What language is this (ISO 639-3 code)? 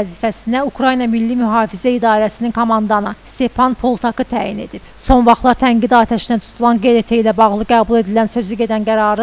tur